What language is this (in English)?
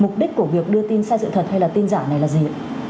Vietnamese